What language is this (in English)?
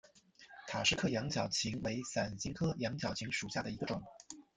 Chinese